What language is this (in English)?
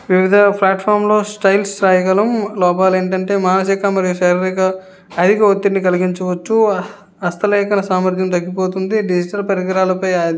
Telugu